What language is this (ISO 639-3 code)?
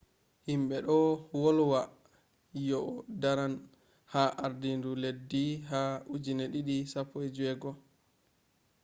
ful